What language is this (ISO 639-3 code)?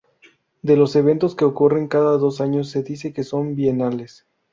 spa